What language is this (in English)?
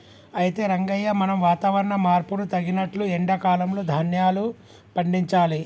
Telugu